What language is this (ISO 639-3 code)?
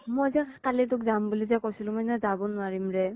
asm